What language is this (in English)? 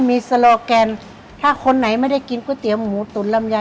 Thai